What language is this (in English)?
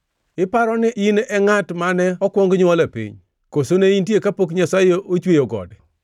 Luo (Kenya and Tanzania)